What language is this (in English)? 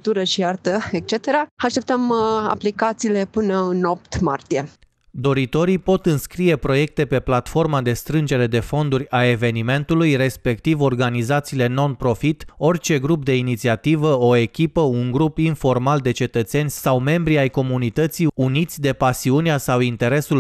Romanian